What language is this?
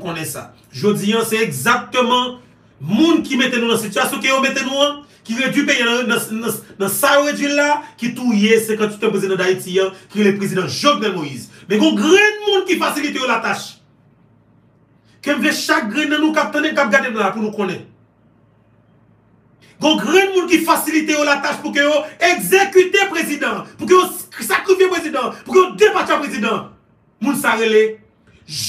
French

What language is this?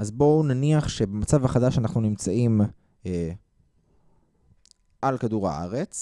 Hebrew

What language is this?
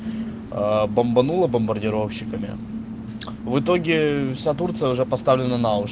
Russian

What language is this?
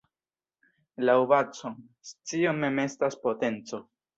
Esperanto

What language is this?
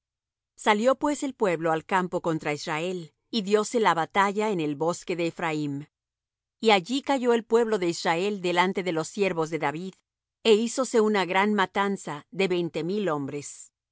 Spanish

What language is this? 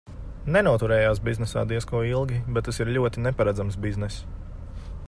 Latvian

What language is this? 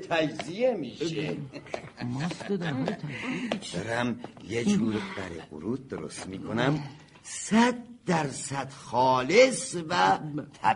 Persian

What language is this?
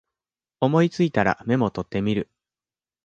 Japanese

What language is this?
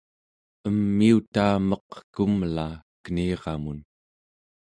Central Yupik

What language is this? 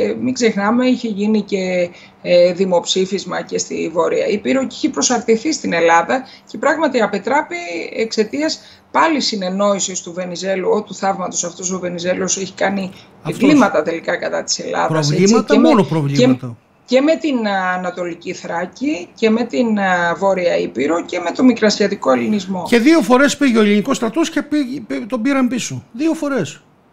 Greek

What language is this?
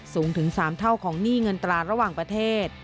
Thai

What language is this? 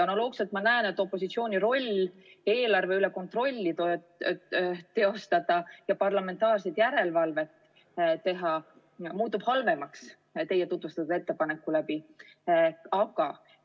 Estonian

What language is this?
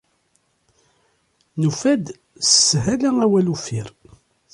Kabyle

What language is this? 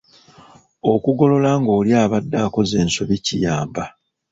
Ganda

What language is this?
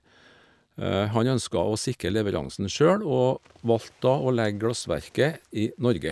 Norwegian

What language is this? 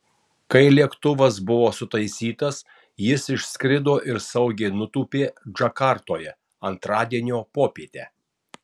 Lithuanian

